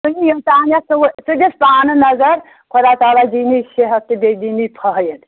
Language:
Kashmiri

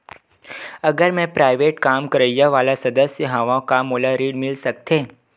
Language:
Chhattisgarhi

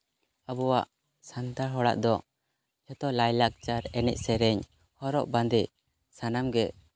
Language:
Santali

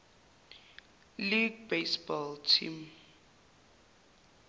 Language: Zulu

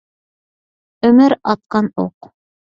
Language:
Uyghur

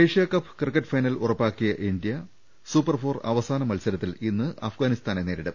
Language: Malayalam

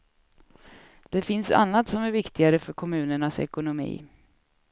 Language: Swedish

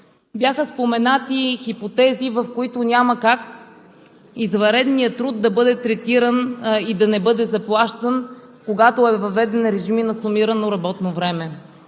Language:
Bulgarian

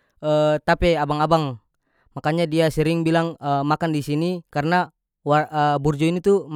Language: North Moluccan Malay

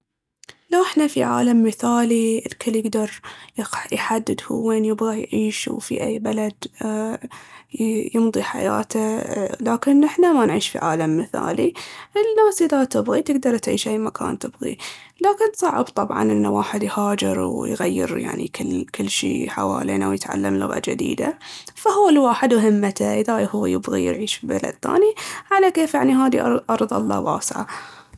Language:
Baharna Arabic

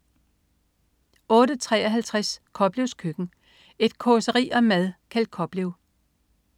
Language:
Danish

